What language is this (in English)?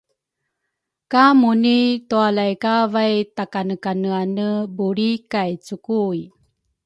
Rukai